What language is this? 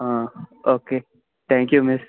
Konkani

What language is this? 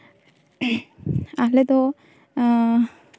Santali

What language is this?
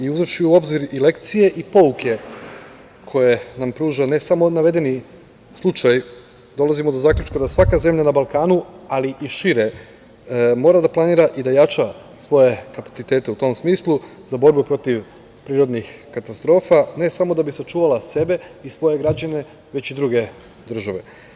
Serbian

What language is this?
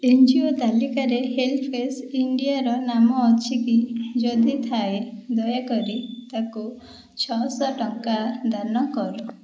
Odia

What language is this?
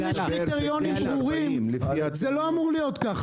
Hebrew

